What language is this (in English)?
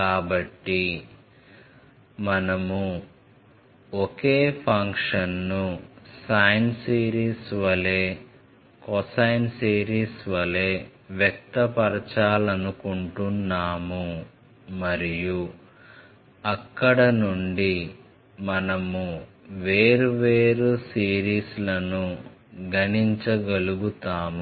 Telugu